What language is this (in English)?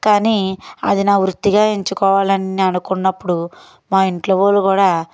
Telugu